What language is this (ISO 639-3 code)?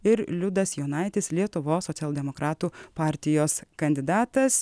lit